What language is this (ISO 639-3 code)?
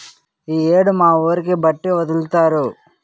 tel